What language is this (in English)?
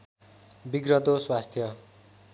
Nepali